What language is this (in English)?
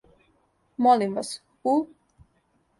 Serbian